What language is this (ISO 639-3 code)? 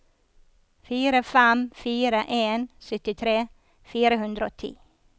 nor